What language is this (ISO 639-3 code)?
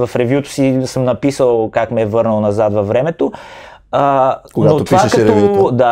bul